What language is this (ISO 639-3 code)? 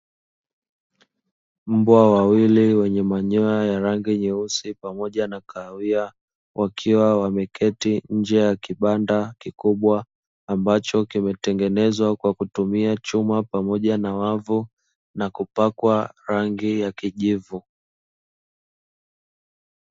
swa